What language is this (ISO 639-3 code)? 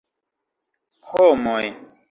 epo